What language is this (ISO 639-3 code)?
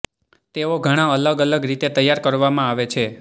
guj